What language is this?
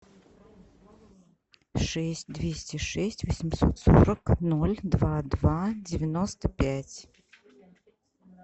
Russian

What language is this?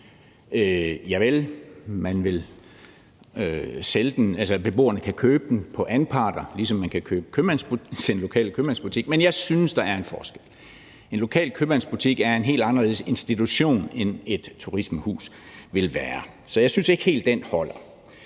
Danish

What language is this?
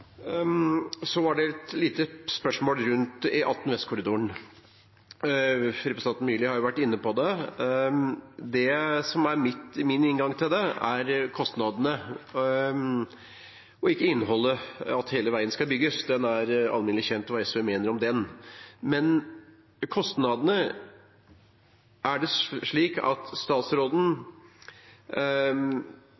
Norwegian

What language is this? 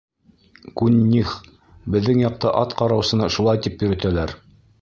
Bashkir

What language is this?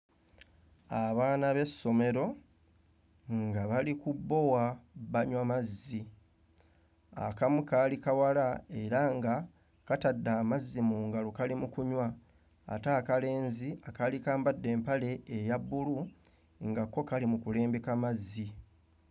Ganda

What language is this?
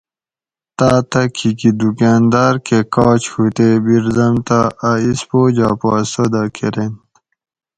Gawri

